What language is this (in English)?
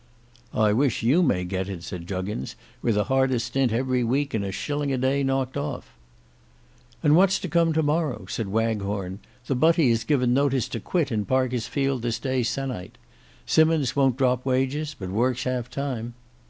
English